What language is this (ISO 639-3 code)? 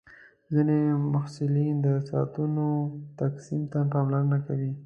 pus